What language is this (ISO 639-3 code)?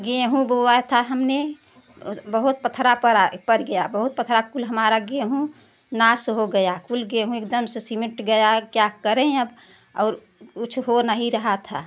hin